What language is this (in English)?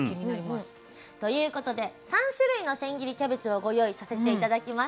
Japanese